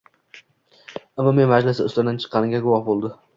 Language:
Uzbek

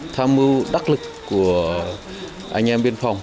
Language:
Vietnamese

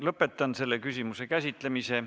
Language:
Estonian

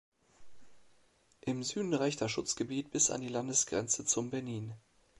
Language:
German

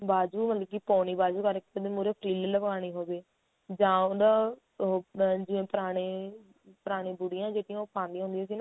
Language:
Punjabi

